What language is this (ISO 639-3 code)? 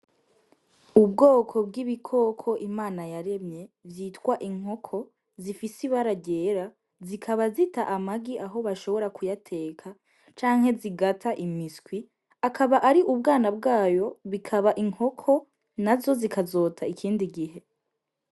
run